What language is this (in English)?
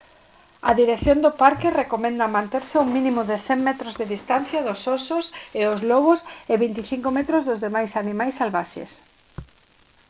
Galician